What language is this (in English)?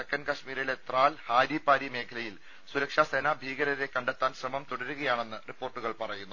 Malayalam